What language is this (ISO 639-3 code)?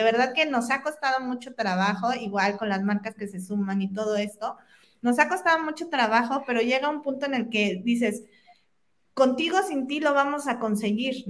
spa